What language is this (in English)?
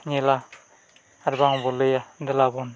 Santali